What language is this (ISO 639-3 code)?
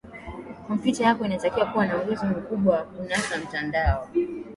swa